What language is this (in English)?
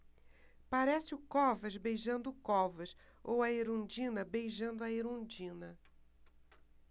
Portuguese